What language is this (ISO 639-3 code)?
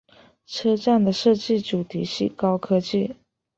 zho